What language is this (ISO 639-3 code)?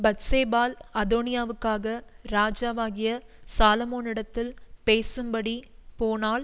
tam